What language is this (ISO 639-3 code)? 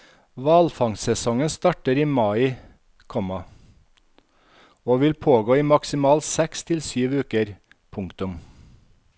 nor